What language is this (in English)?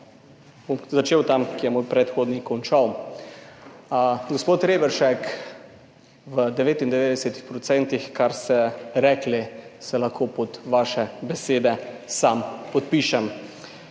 Slovenian